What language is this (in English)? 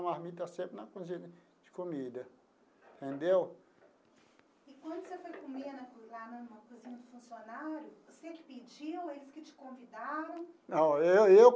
Portuguese